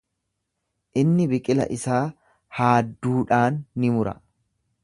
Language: Oromo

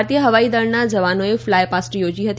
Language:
Gujarati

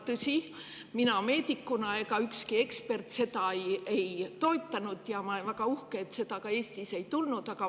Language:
Estonian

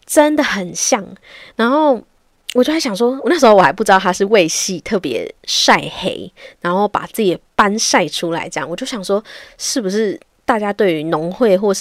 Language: Chinese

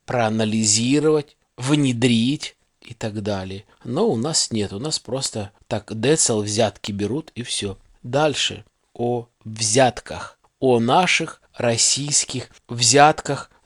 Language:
Russian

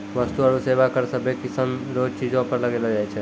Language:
Maithili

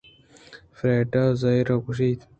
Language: Eastern Balochi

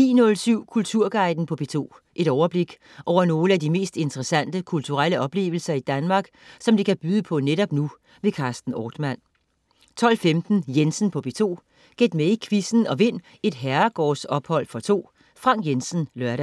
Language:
Danish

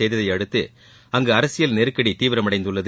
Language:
Tamil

